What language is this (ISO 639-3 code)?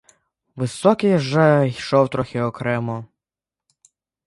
ukr